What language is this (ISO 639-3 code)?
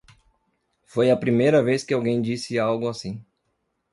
por